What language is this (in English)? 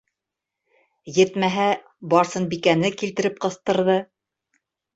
Bashkir